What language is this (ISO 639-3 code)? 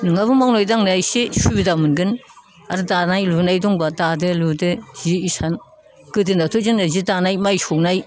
brx